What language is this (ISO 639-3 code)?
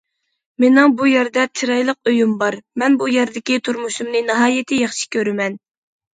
uig